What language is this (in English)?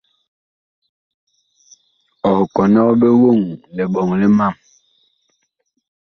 Bakoko